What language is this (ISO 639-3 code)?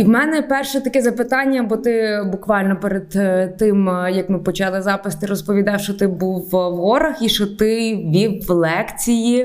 ukr